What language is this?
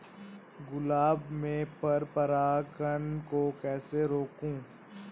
Hindi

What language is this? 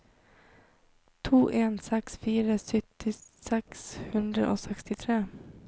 Norwegian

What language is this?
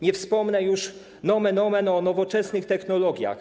Polish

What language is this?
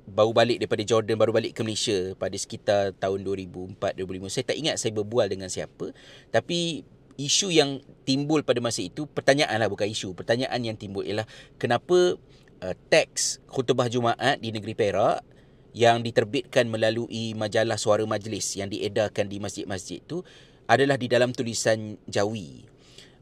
Malay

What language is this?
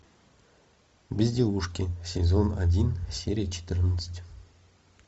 Russian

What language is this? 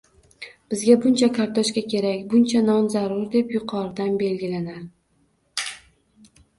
Uzbek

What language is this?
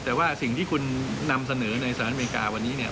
Thai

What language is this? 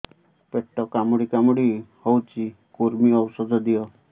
Odia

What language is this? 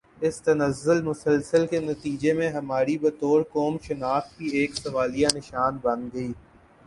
Urdu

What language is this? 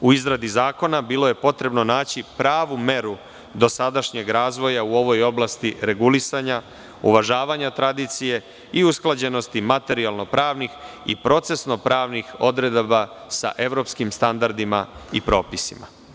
Serbian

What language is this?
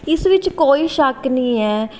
Punjabi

